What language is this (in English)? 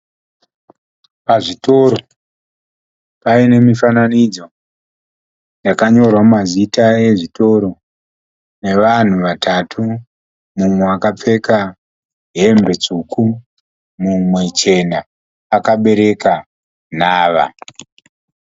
Shona